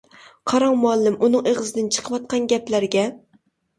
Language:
Uyghur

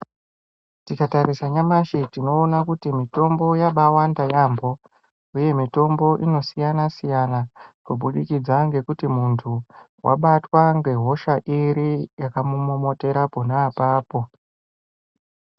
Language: Ndau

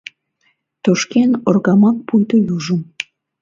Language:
Mari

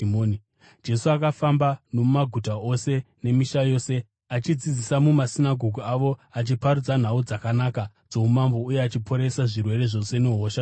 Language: Shona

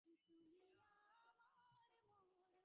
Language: Bangla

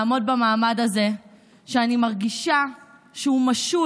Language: Hebrew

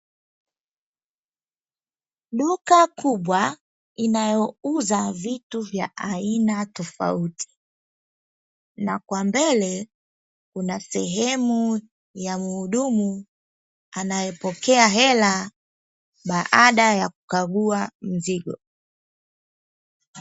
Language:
Swahili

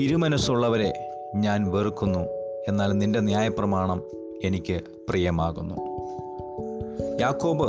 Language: Malayalam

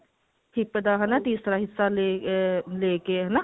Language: Punjabi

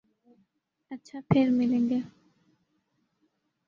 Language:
Urdu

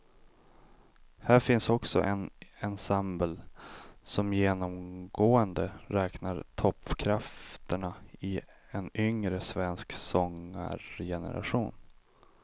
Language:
Swedish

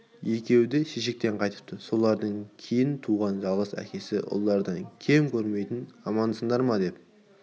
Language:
Kazakh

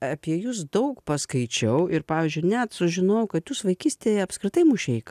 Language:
Lithuanian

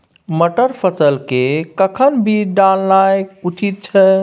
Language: Maithili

